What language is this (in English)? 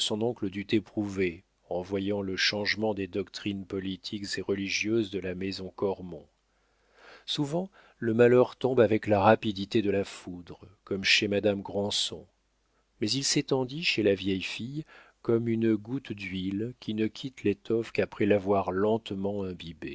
French